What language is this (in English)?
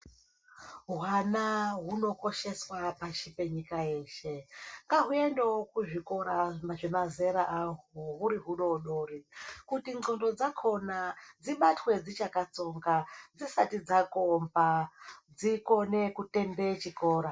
Ndau